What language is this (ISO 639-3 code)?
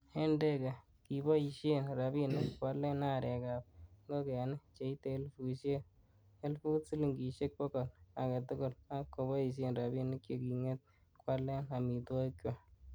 kln